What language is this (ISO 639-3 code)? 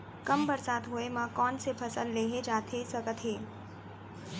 hne